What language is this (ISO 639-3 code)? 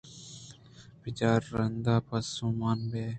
bgp